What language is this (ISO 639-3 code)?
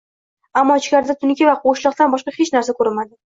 uzb